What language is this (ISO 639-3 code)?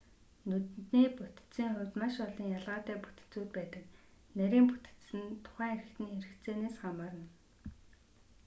mon